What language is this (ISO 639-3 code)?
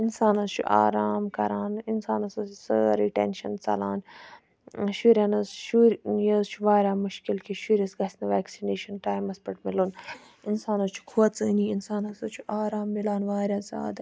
kas